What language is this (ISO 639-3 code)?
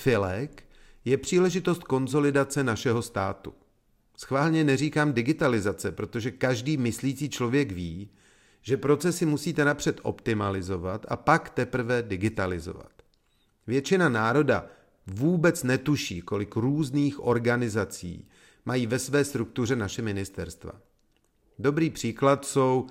ces